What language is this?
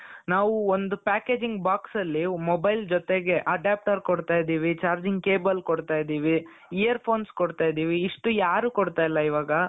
Kannada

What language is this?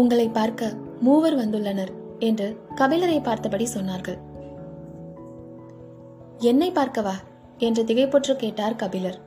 Tamil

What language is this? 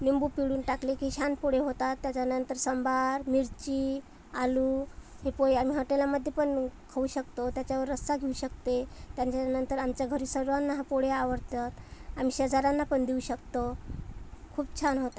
Marathi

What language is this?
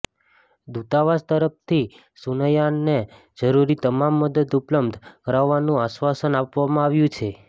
Gujarati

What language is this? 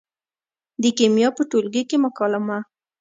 Pashto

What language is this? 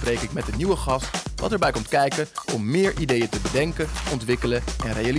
Dutch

